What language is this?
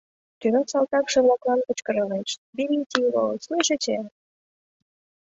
Mari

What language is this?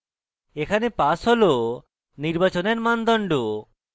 Bangla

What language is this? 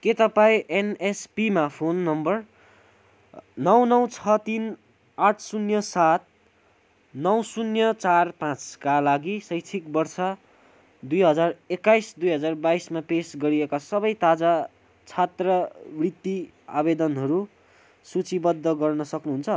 Nepali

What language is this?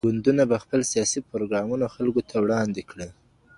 Pashto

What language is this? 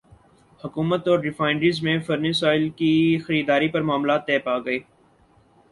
Urdu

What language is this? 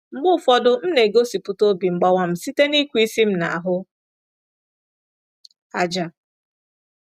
Igbo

